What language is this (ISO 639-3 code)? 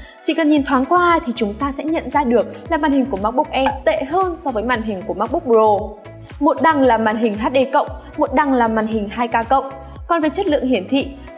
vie